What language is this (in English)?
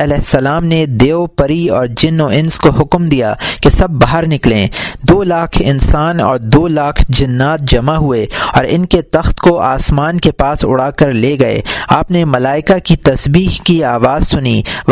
Urdu